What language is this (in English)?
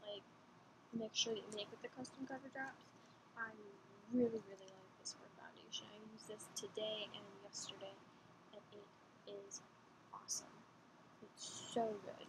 English